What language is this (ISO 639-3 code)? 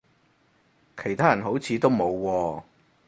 yue